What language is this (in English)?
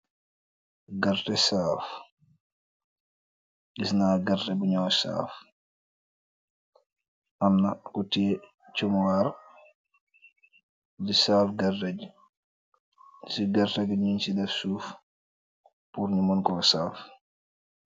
Wolof